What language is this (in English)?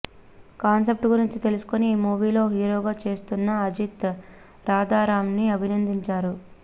Telugu